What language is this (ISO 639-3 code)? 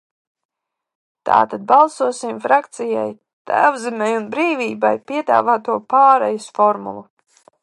lav